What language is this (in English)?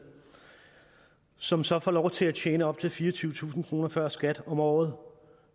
Danish